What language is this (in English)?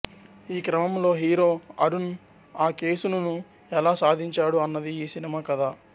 Telugu